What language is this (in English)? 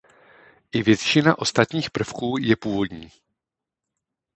Czech